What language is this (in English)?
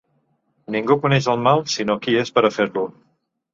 Catalan